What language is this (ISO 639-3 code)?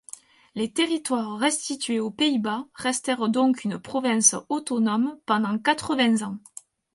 fra